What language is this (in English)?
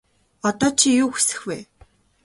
Mongolian